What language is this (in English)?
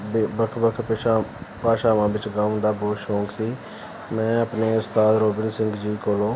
Punjabi